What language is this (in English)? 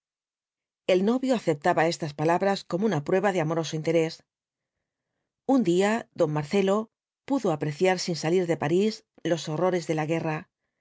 Spanish